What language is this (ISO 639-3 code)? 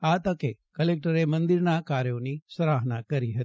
guj